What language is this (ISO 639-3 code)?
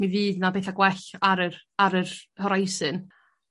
cym